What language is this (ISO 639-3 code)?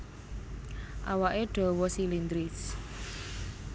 jav